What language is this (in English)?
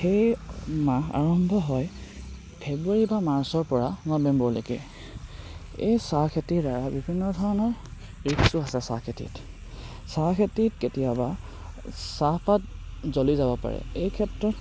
Assamese